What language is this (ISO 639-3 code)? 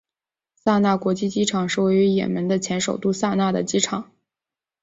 zho